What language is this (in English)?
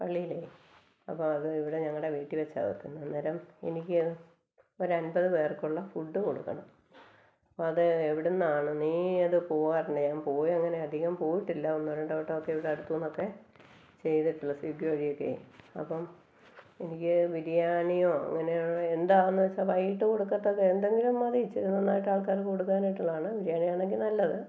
Malayalam